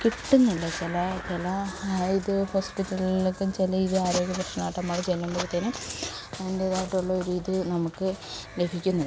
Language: Malayalam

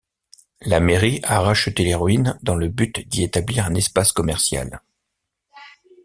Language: French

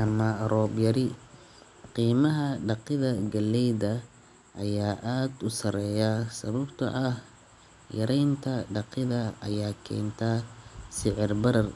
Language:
Somali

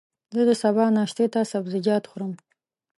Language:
Pashto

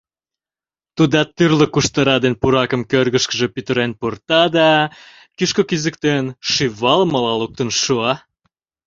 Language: Mari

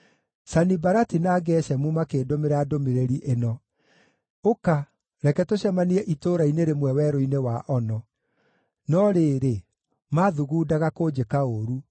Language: Kikuyu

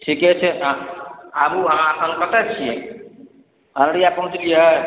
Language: Maithili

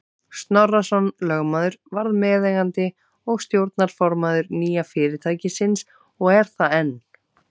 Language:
Icelandic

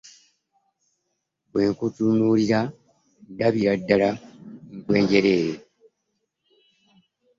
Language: Ganda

